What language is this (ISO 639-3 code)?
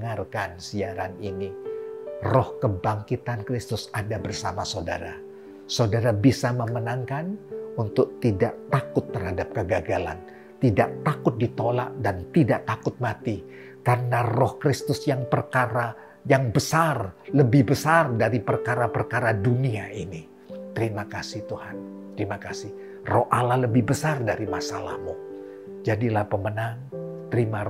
ind